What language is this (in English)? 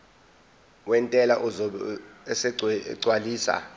Zulu